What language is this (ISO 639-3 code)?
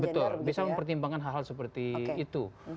ind